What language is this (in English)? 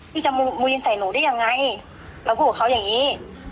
Thai